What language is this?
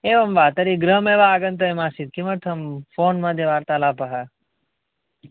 Sanskrit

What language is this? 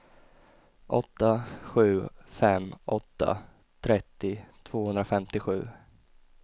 Swedish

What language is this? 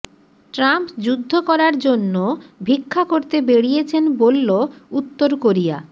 Bangla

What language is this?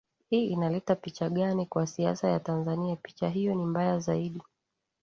Swahili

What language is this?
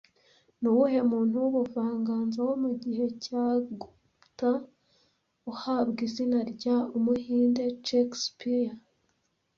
Kinyarwanda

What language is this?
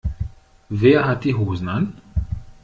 German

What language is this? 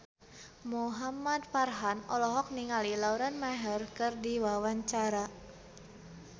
Sundanese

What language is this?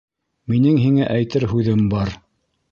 Bashkir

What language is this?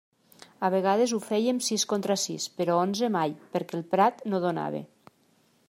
Catalan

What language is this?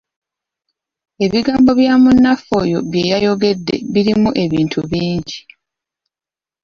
Ganda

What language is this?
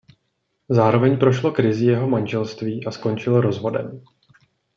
Czech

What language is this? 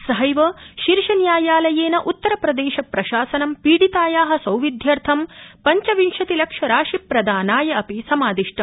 Sanskrit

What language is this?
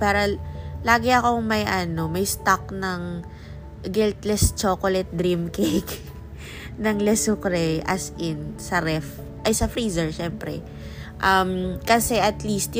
Filipino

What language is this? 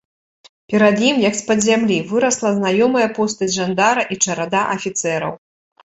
Belarusian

